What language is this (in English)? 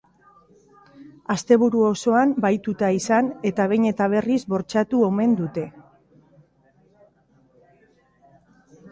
Basque